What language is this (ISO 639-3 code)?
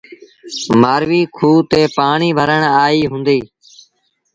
sbn